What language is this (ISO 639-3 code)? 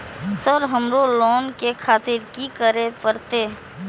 mai